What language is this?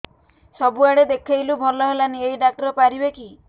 Odia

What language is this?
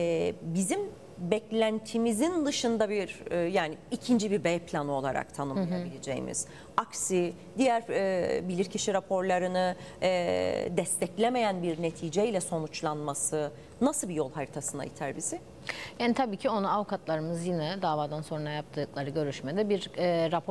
Turkish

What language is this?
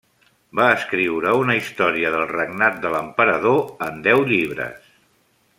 Catalan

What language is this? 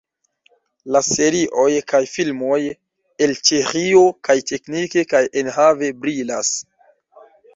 Esperanto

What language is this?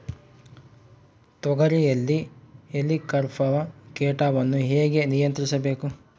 Kannada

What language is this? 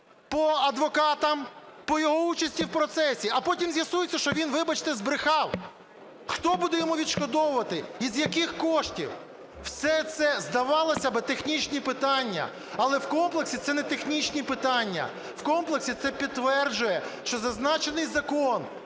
Ukrainian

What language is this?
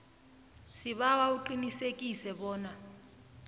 South Ndebele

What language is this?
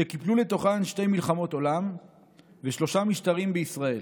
Hebrew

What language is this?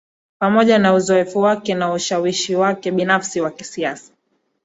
Swahili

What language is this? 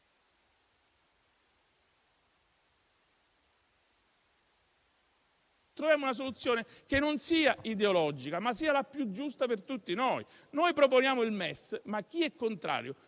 Italian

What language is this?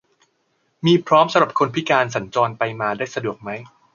Thai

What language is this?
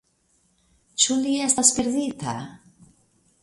Esperanto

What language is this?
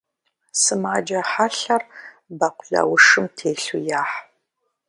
Kabardian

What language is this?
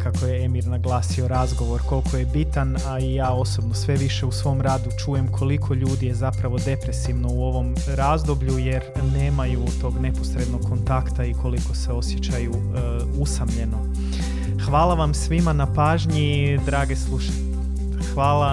Croatian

